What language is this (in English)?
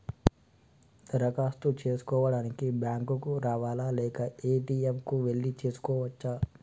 Telugu